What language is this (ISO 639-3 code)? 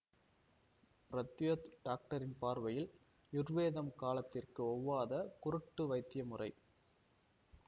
tam